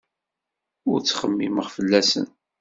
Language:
Kabyle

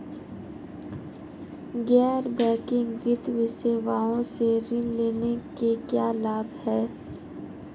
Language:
Hindi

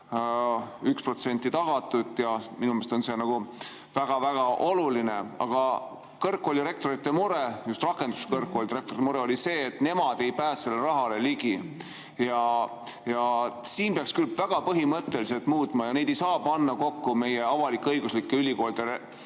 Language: Estonian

